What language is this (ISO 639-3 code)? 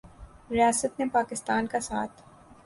urd